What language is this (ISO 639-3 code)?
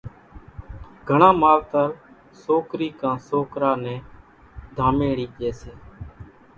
gjk